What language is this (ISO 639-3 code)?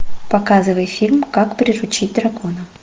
rus